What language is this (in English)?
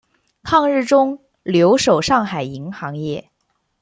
Chinese